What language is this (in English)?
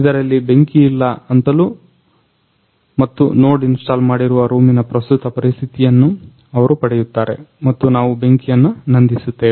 Kannada